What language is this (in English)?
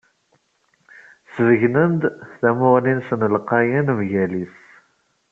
Kabyle